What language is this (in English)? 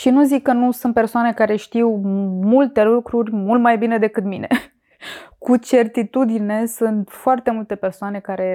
Romanian